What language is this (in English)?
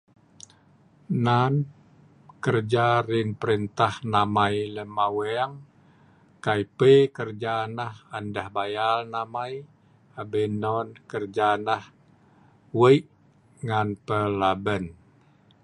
Sa'ban